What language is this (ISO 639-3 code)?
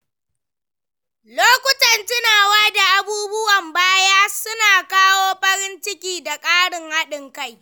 hau